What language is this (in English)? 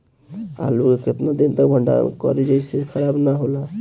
Bhojpuri